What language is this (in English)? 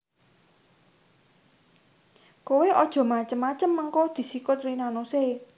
Javanese